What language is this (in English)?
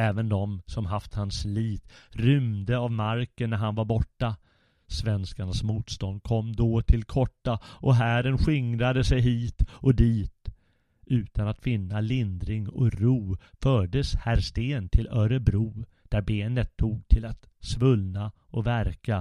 Swedish